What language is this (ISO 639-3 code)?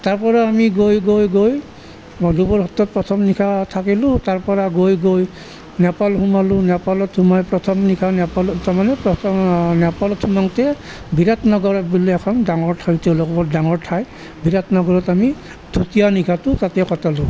asm